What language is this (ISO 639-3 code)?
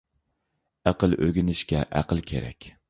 uig